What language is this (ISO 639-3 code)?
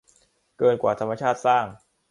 tha